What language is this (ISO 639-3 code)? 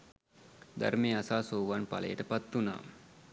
sin